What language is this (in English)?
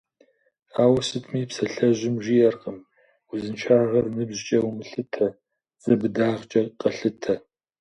Kabardian